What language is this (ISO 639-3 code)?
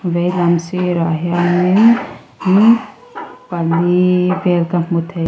lus